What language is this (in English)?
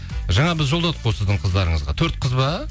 Kazakh